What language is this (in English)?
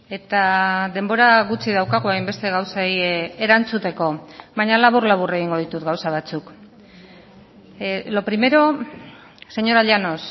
Basque